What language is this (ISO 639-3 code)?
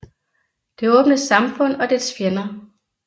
dan